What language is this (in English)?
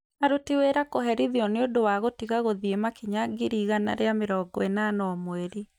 Kikuyu